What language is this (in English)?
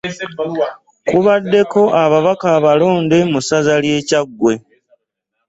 Ganda